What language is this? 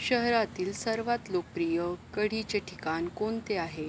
Marathi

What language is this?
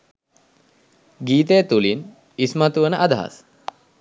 Sinhala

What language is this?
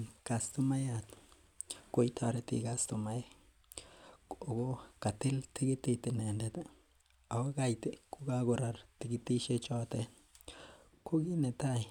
Kalenjin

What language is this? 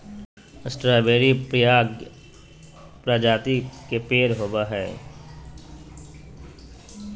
Magahi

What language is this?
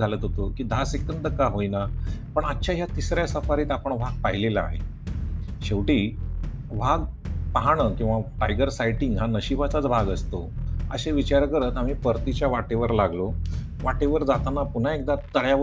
Marathi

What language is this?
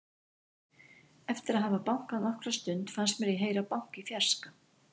Icelandic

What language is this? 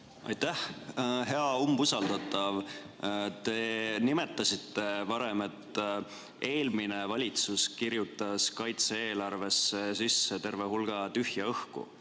Estonian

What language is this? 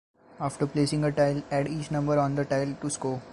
English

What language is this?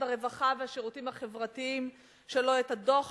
Hebrew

